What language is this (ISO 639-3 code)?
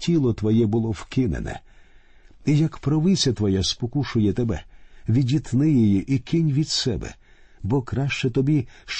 ukr